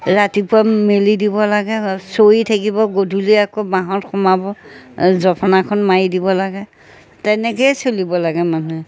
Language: Assamese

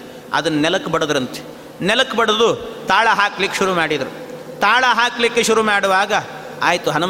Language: Kannada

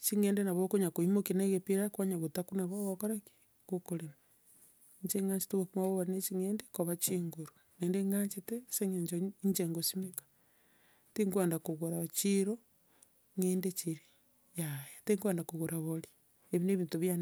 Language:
Gusii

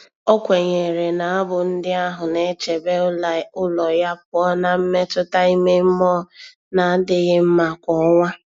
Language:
Igbo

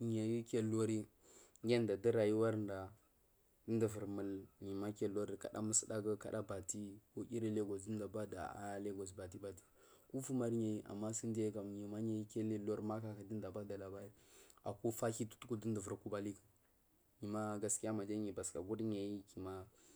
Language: Marghi South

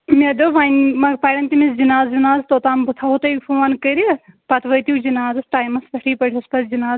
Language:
Kashmiri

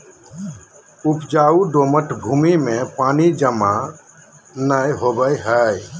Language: Magahi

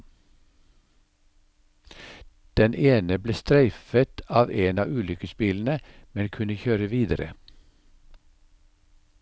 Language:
Norwegian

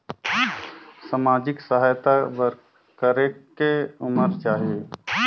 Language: Chhattisgarhi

